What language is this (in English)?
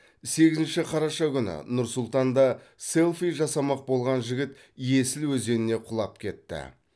Kazakh